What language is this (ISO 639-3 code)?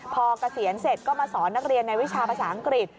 tha